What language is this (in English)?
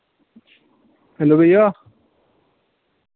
Dogri